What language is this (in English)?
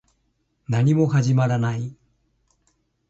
Japanese